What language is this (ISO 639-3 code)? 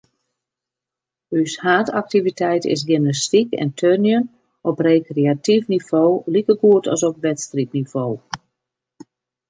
fry